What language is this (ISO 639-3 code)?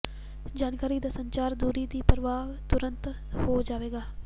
pan